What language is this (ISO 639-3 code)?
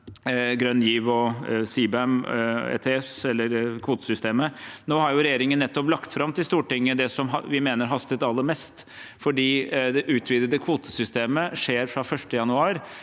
nor